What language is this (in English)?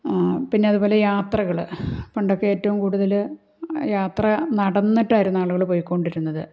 Malayalam